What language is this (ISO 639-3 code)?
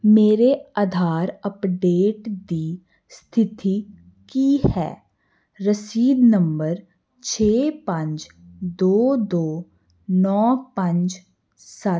pan